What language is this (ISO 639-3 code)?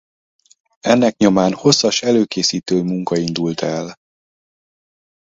hun